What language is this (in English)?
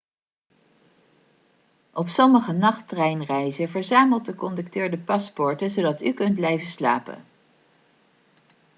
Dutch